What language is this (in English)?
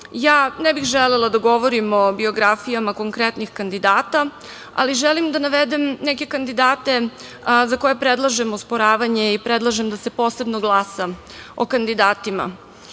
Serbian